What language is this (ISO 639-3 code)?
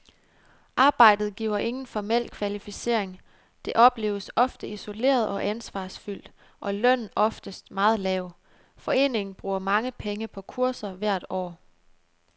dan